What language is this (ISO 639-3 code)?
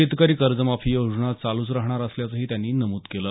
mar